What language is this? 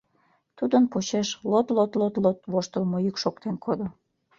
Mari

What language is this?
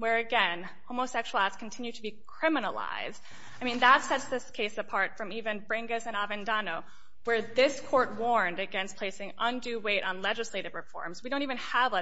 English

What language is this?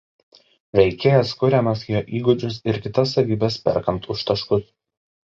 Lithuanian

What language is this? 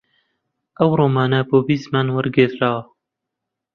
Central Kurdish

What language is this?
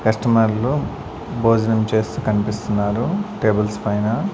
Telugu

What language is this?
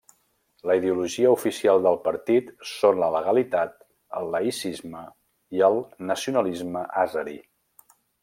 Catalan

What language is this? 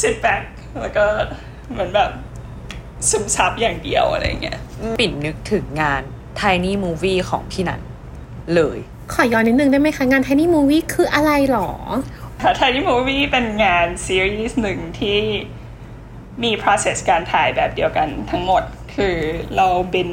Thai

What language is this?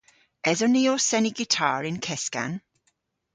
Cornish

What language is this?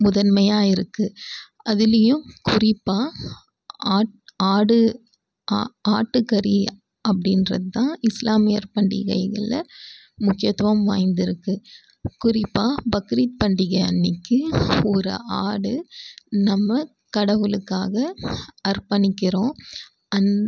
Tamil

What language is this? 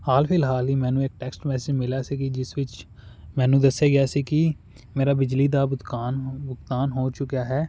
Punjabi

